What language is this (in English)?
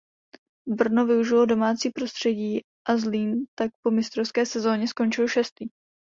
Czech